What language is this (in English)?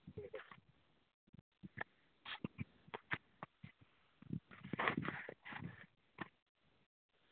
Dogri